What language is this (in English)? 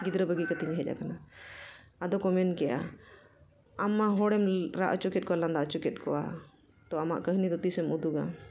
Santali